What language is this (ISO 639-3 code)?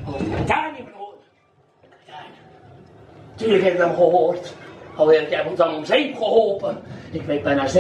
nld